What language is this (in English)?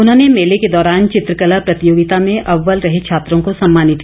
Hindi